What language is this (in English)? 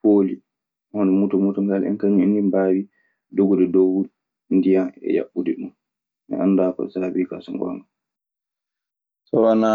Maasina Fulfulde